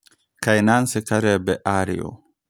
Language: Kikuyu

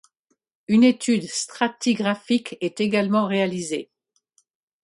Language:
French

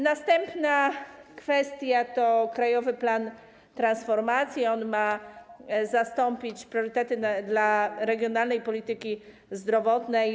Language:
Polish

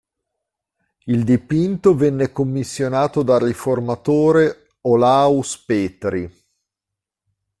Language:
Italian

